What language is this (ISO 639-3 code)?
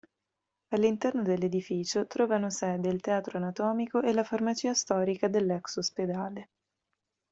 ita